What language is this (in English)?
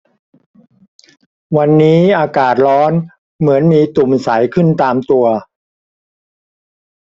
Thai